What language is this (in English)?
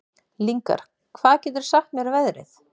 Icelandic